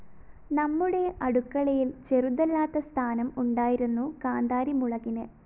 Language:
Malayalam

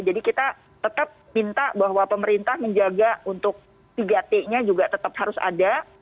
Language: Indonesian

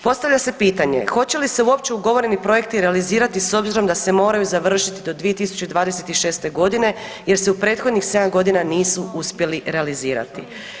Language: Croatian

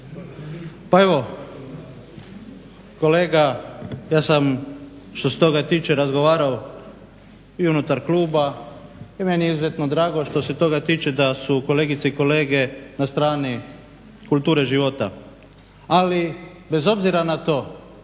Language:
Croatian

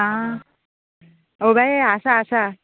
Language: Konkani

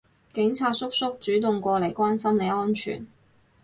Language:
Cantonese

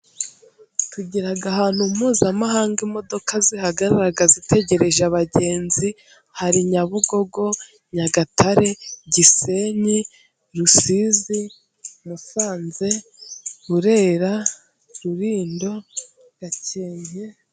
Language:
Kinyarwanda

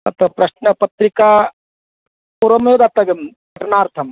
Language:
Sanskrit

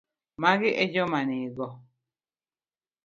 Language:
Luo (Kenya and Tanzania)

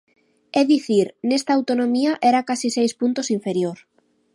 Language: Galician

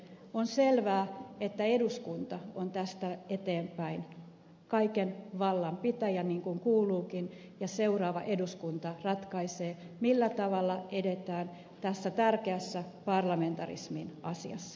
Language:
Finnish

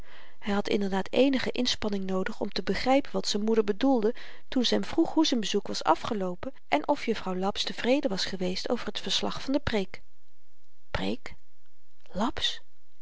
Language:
Dutch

